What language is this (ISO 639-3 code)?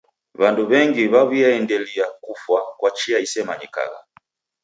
dav